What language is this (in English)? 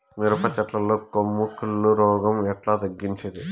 Telugu